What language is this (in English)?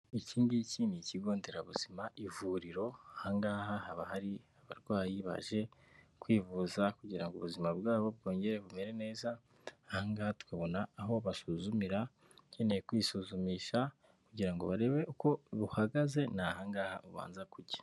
Kinyarwanda